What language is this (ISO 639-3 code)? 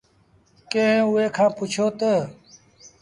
sbn